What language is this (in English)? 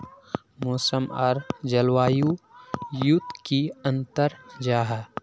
Magahi